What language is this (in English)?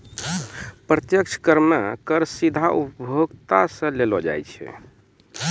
Maithili